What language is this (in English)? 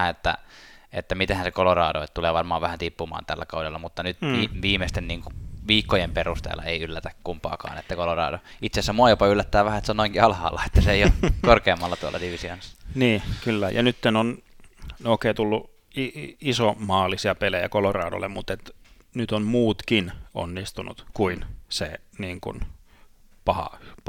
Finnish